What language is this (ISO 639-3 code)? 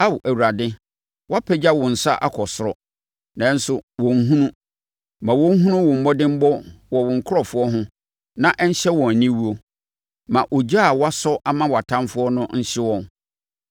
aka